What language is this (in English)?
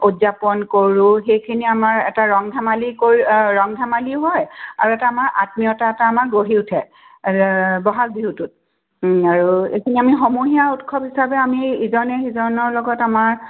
Assamese